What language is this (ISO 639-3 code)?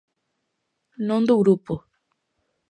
glg